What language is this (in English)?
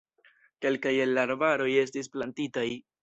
Esperanto